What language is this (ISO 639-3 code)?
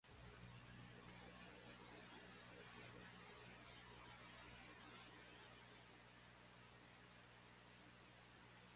mkd